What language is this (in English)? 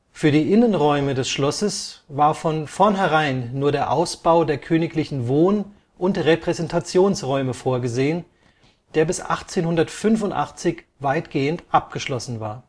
German